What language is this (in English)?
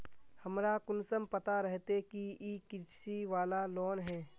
Magahi